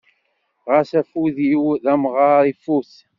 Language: Kabyle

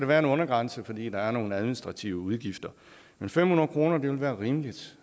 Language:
Danish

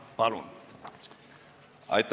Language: Estonian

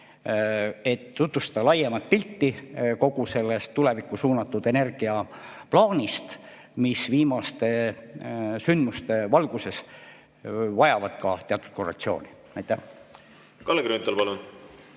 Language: Estonian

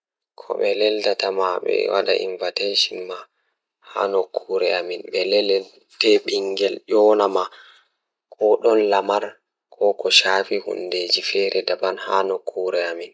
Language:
Fula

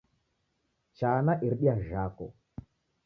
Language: Taita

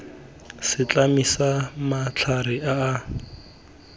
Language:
Tswana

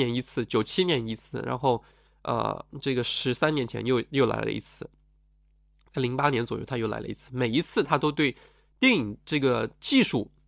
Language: Chinese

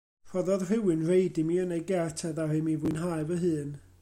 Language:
Welsh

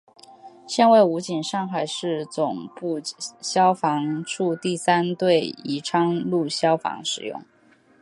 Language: Chinese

